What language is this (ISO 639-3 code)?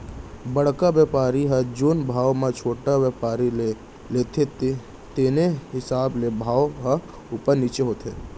hne